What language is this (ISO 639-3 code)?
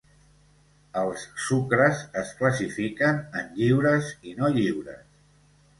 cat